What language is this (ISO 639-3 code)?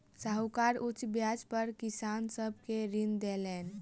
mai